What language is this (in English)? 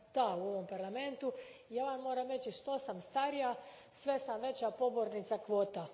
Croatian